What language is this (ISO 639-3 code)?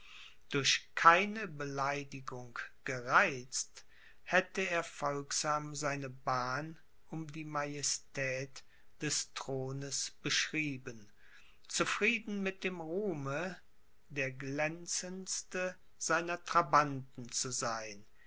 deu